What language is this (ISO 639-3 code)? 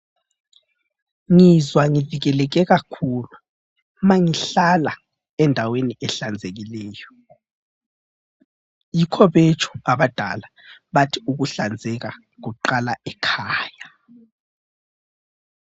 nde